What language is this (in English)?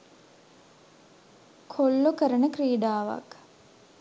Sinhala